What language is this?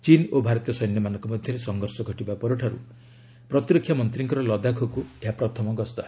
Odia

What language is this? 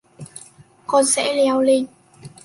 Vietnamese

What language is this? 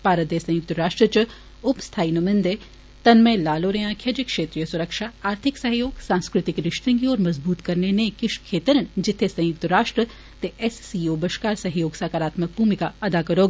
Dogri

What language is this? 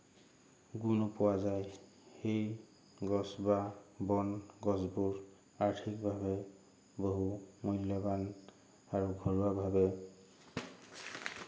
Assamese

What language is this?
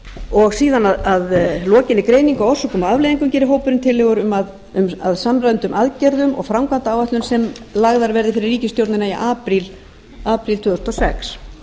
Icelandic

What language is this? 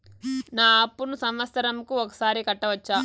Telugu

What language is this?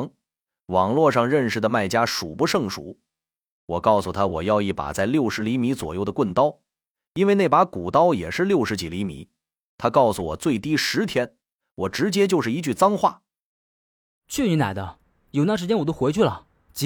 Chinese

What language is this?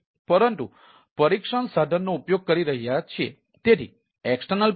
Gujarati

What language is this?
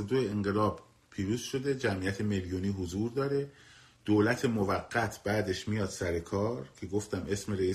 Persian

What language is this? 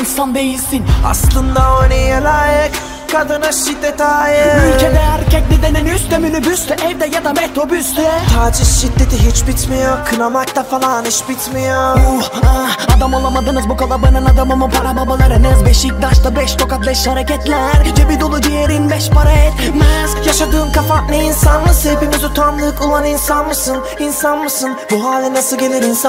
Turkish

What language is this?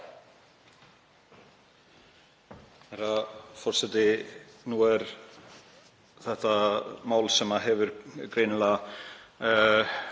Icelandic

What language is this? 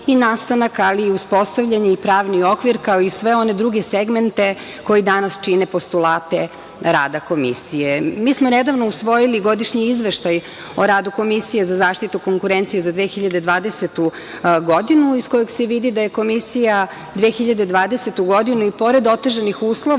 Serbian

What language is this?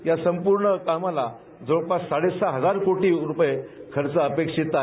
Marathi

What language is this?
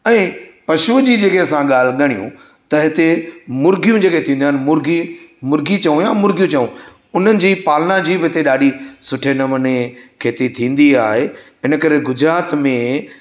Sindhi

